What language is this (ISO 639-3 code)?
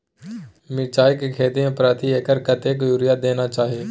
mai